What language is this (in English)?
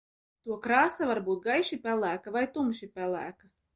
Latvian